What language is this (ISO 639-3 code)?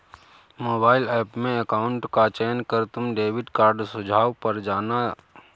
hin